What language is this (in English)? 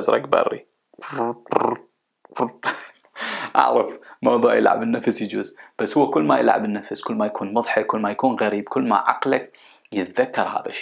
Arabic